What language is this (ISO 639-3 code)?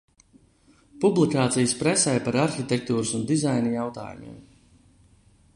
lav